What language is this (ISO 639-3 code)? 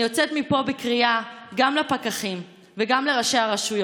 heb